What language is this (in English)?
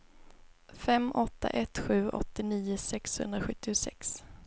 Swedish